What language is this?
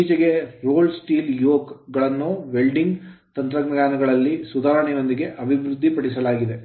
Kannada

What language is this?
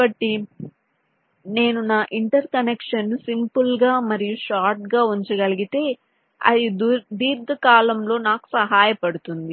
Telugu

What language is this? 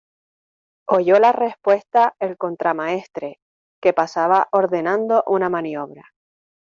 Spanish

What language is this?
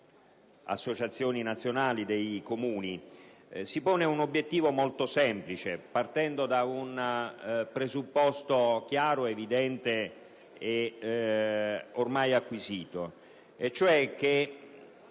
Italian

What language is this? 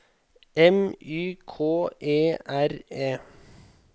Norwegian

